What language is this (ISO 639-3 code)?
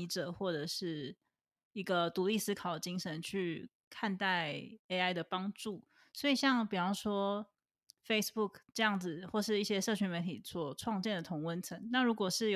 zho